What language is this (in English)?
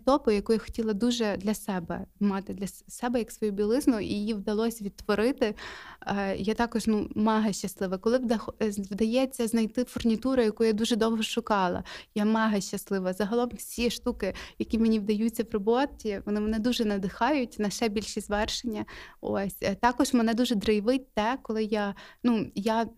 Ukrainian